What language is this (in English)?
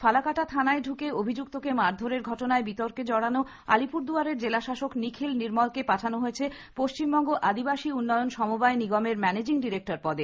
Bangla